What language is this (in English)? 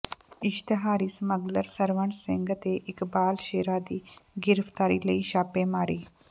Punjabi